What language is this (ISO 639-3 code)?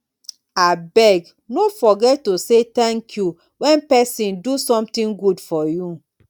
pcm